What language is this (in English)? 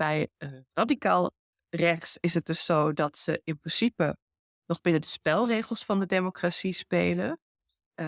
Dutch